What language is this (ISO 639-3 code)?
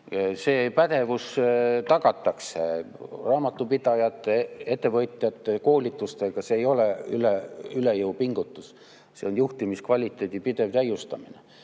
est